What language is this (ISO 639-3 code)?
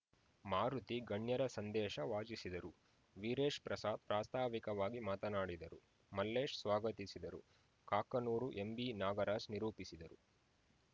kan